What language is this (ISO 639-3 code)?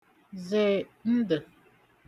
ibo